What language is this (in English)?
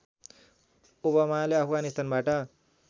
Nepali